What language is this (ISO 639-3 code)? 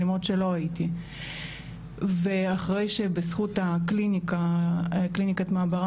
heb